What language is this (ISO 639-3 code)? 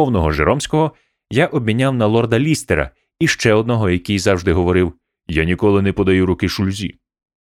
ukr